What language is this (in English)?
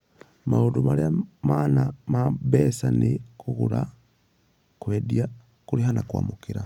Kikuyu